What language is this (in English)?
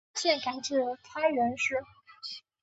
Chinese